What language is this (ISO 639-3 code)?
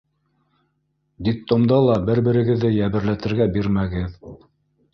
bak